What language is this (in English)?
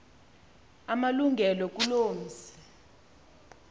Xhosa